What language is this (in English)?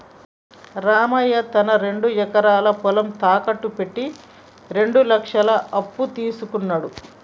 Telugu